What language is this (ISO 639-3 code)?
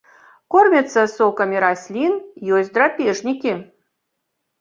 bel